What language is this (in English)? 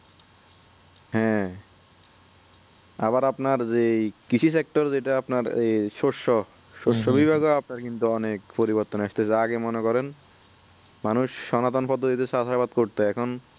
Bangla